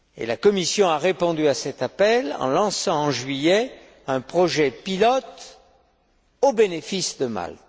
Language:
French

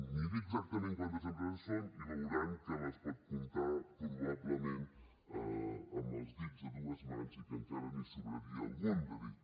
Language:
Catalan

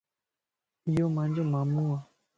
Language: Lasi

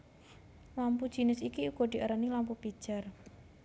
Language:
Javanese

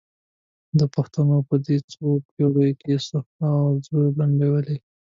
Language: Pashto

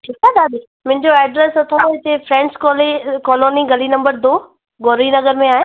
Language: Sindhi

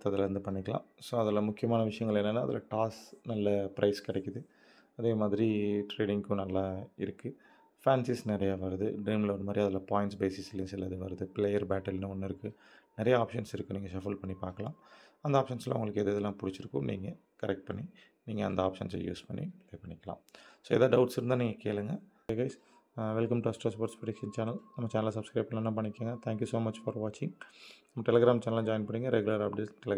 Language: Tamil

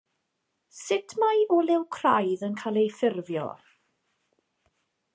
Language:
Welsh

